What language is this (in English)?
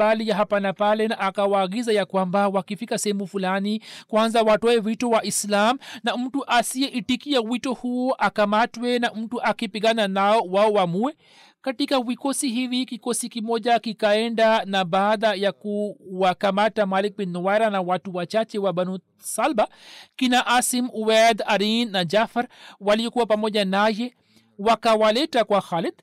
Swahili